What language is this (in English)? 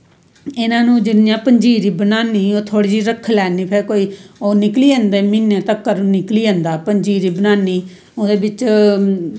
Dogri